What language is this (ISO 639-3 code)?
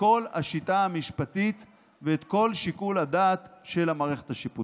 heb